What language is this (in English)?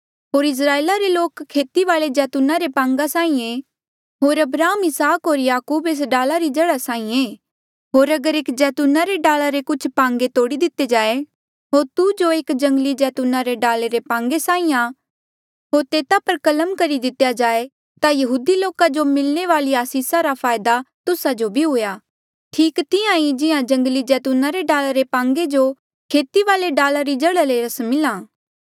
Mandeali